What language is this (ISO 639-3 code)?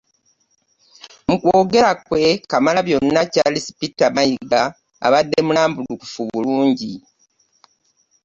lug